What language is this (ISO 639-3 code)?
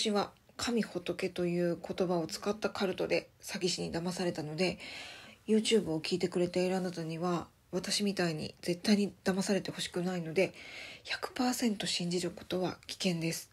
jpn